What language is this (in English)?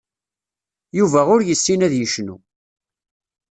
Kabyle